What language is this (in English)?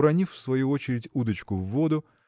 Russian